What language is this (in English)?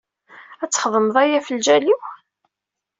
Kabyle